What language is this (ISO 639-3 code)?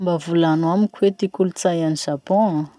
msh